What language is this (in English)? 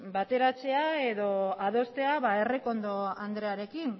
Basque